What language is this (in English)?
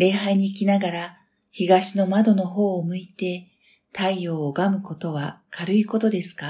Japanese